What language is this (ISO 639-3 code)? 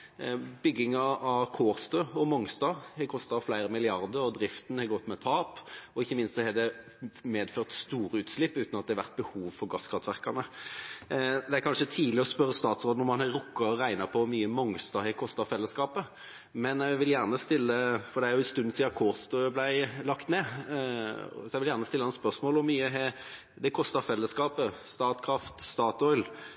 nob